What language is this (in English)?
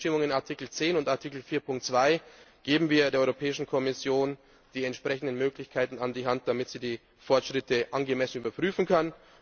German